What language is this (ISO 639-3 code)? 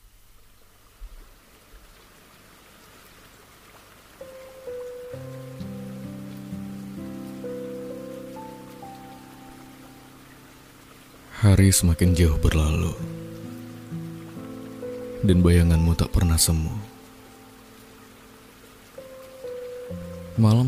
ind